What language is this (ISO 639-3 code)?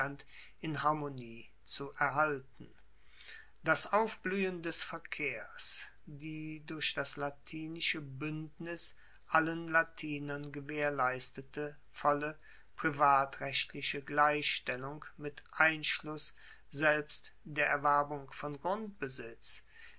deu